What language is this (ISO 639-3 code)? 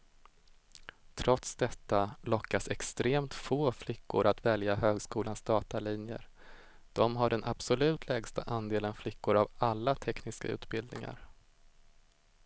swe